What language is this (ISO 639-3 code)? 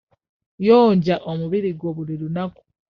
lug